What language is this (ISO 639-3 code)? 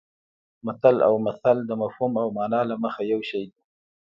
pus